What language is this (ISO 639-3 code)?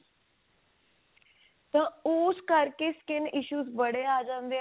pan